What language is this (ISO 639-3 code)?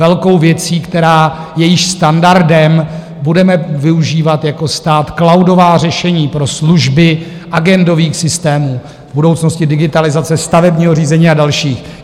ces